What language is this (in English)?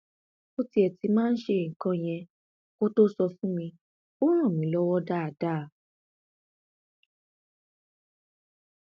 Yoruba